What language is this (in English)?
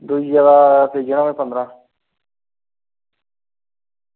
Dogri